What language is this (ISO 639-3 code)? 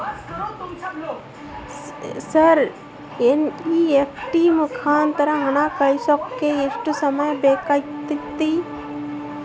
kan